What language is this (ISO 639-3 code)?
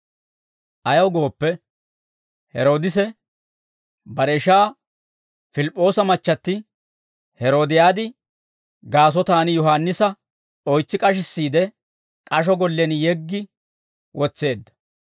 dwr